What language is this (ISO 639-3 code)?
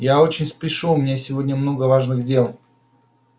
rus